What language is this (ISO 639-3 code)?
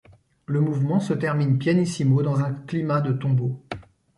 fra